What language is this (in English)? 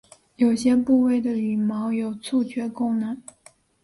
Chinese